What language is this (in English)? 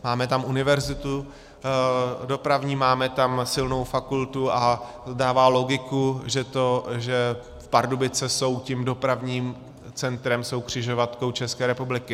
Czech